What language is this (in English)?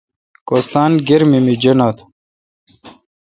Kalkoti